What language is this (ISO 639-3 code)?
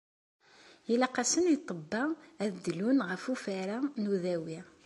kab